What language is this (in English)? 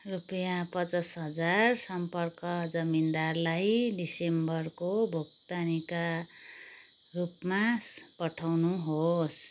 Nepali